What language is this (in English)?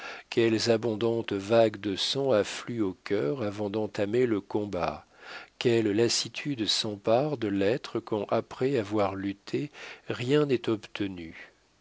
French